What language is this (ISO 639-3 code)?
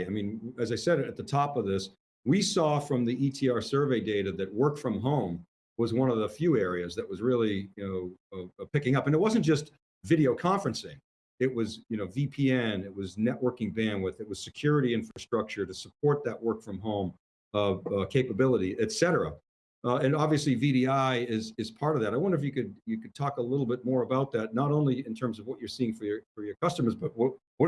eng